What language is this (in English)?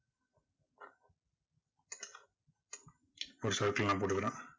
Tamil